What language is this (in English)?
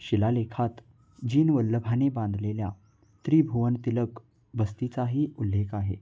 Marathi